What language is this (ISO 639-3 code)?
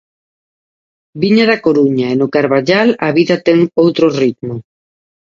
glg